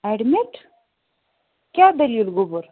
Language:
Kashmiri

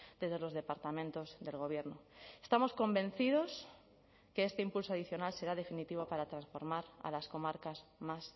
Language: Spanish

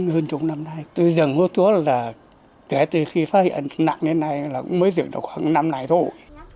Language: Vietnamese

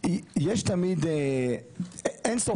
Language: Hebrew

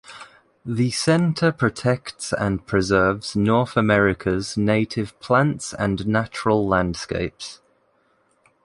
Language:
English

